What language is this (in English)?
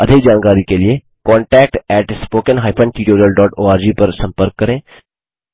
Hindi